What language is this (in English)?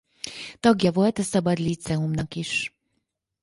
Hungarian